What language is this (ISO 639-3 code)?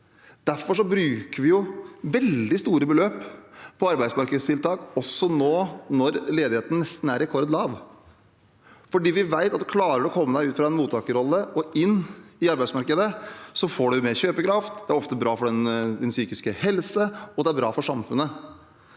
nor